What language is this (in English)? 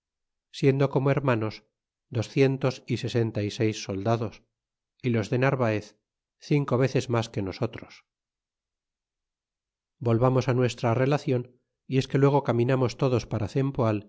Spanish